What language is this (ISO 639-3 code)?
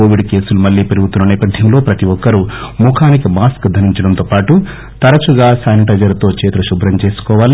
tel